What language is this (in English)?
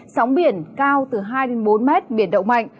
Vietnamese